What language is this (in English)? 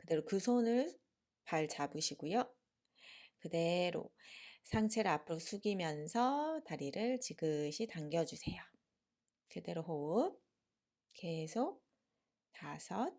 Korean